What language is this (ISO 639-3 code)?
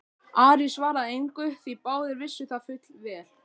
isl